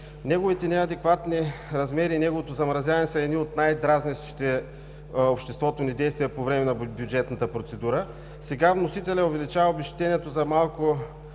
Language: Bulgarian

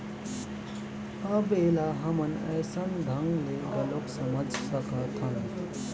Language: Chhattisgarhi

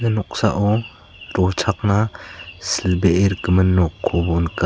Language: Garo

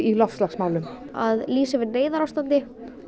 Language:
Icelandic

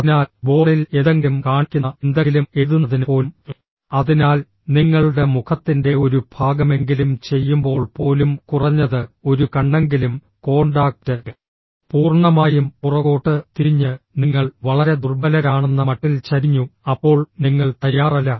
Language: Malayalam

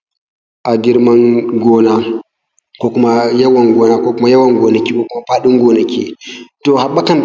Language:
Hausa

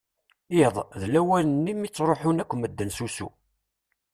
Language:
Kabyle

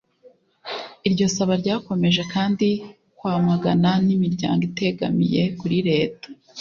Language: Kinyarwanda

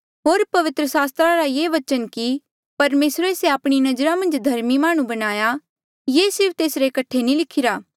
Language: Mandeali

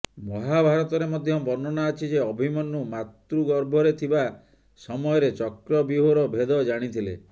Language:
Odia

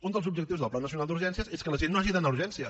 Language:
Catalan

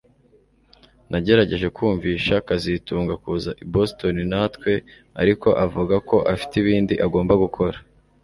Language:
Kinyarwanda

